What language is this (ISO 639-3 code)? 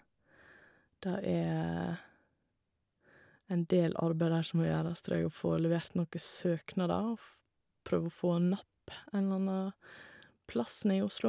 nor